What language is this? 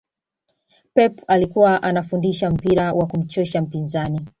Swahili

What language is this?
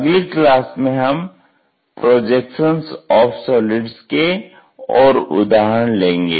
Hindi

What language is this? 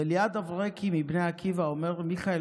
Hebrew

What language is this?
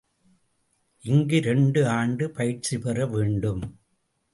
Tamil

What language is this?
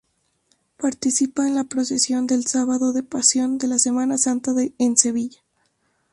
Spanish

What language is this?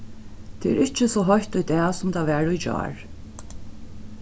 Faroese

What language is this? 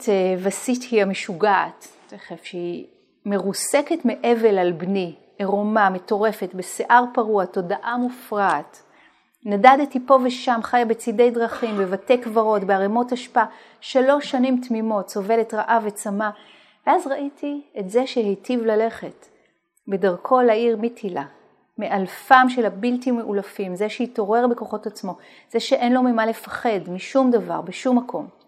Hebrew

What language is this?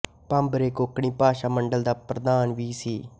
Punjabi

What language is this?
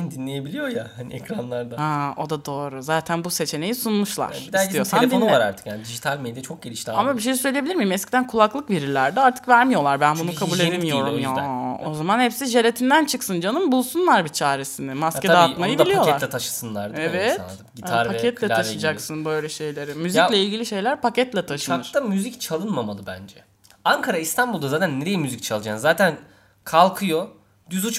Turkish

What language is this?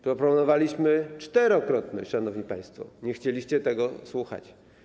Polish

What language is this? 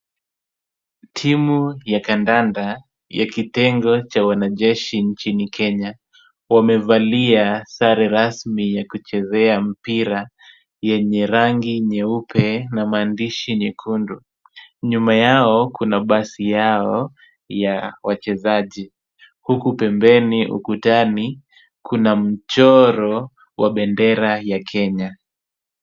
Swahili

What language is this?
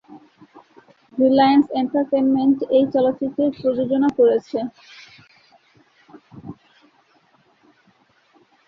Bangla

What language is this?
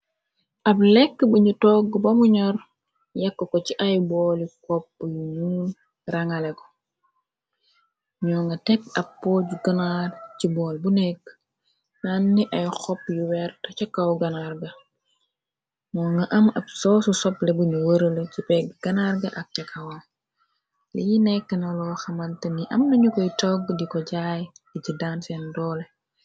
Wolof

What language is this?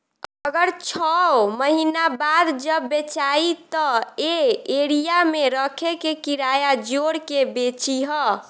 Bhojpuri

